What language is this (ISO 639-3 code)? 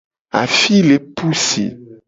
gej